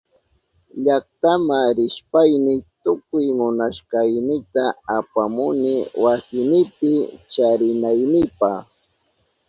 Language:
Southern Pastaza Quechua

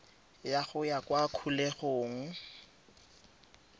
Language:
Tswana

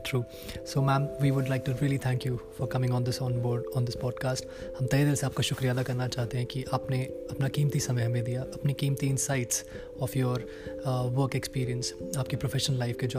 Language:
Hindi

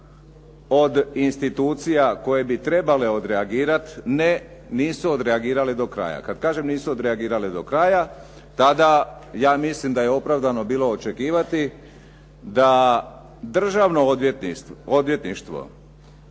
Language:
Croatian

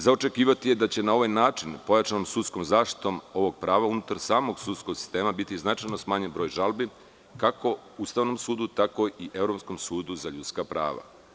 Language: Serbian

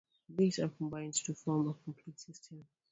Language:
English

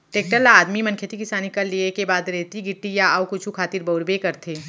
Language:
Chhattisgarhi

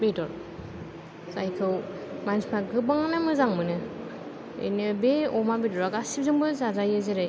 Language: Bodo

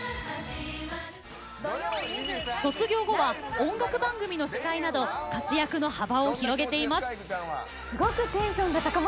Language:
Japanese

